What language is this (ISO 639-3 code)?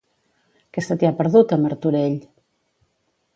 cat